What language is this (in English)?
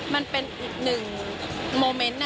Thai